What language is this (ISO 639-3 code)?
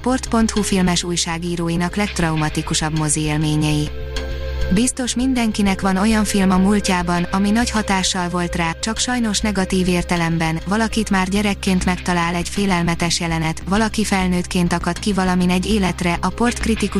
hun